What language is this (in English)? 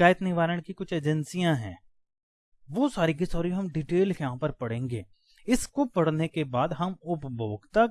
Hindi